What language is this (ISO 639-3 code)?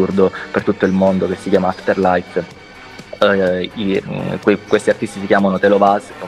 ita